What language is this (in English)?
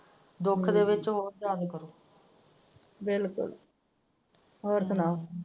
Punjabi